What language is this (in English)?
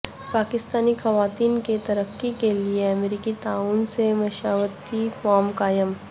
Urdu